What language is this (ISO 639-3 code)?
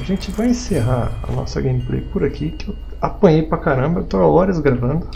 por